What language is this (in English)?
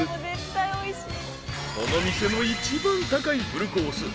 Japanese